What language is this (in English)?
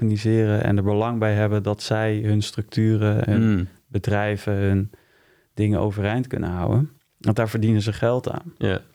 Dutch